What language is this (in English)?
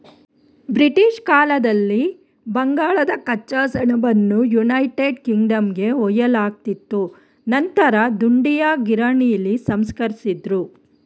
Kannada